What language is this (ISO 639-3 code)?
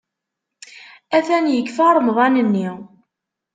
kab